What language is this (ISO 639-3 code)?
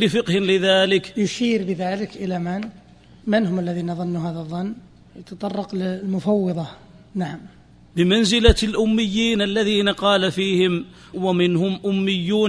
ara